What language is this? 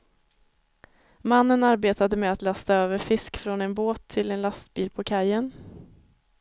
Swedish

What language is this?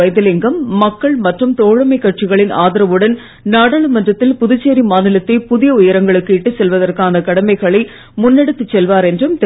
Tamil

